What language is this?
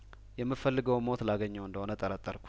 Amharic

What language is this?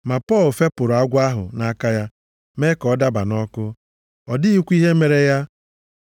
Igbo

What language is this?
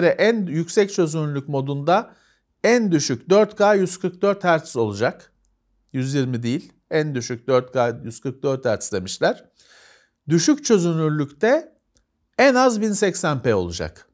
Turkish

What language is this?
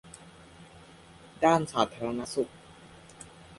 Thai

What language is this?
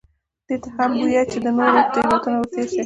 Pashto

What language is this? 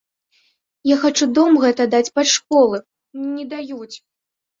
Belarusian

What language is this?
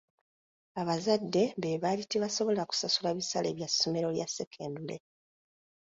Ganda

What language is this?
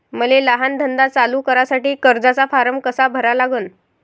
Marathi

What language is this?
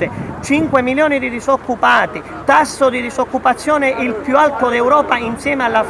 Italian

